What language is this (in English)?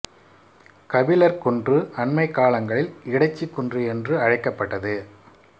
Tamil